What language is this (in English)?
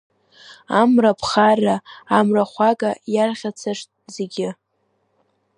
Abkhazian